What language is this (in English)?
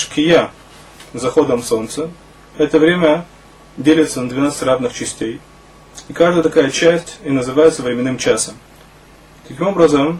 Russian